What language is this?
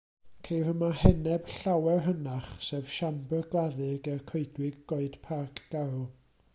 Welsh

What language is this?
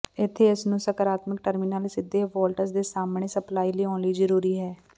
Punjabi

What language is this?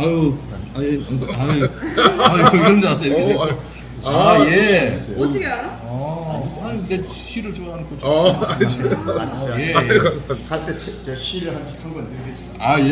Korean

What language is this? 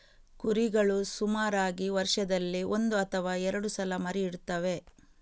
Kannada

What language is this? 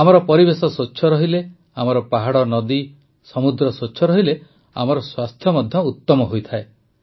Odia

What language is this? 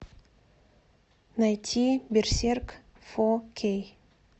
Russian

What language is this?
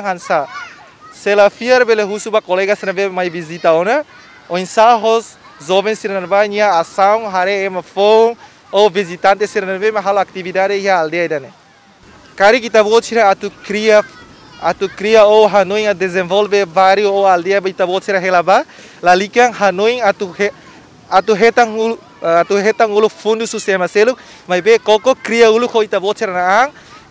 Dutch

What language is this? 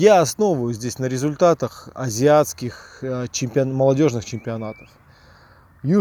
Russian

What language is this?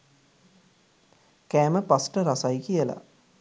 Sinhala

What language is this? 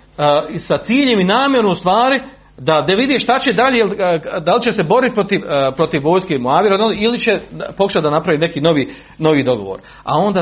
Croatian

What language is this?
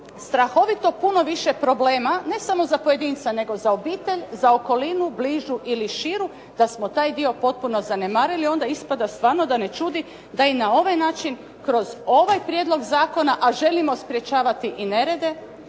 Croatian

